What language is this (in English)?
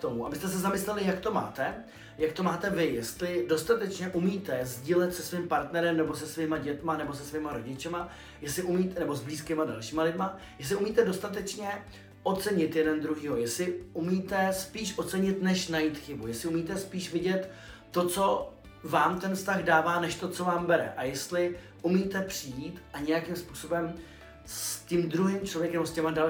Czech